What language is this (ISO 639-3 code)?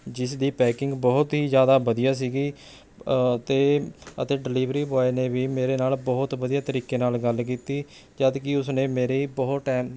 pan